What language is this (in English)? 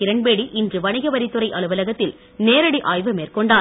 Tamil